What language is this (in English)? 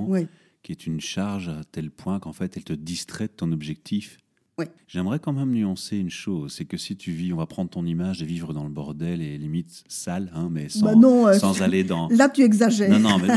French